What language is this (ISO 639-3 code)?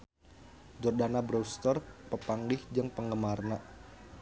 sun